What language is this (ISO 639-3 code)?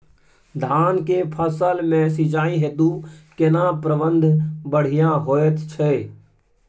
mai